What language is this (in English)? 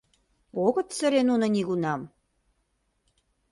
Mari